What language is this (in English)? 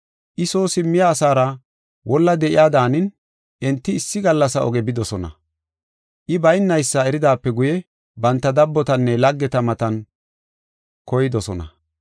Gofa